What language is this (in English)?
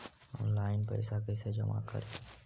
Magahi